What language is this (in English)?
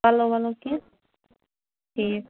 Kashmiri